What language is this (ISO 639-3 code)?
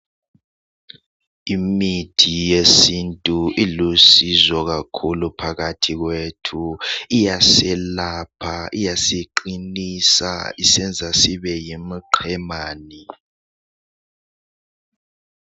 nde